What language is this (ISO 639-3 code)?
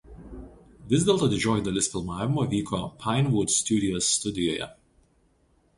lit